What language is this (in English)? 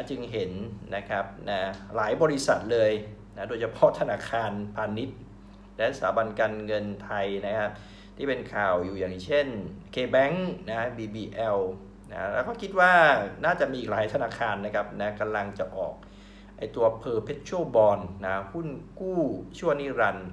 Thai